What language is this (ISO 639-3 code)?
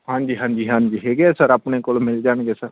pan